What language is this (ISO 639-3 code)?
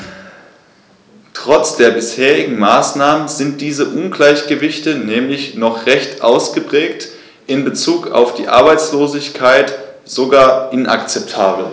deu